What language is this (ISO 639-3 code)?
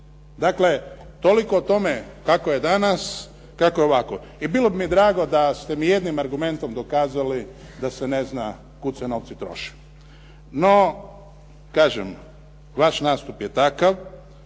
hrv